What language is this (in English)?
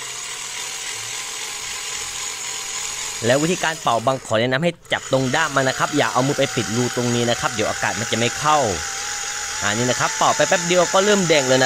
Thai